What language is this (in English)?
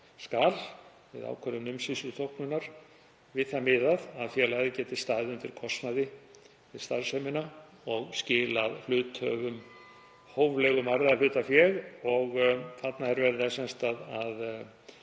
Icelandic